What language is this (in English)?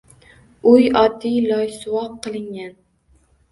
Uzbek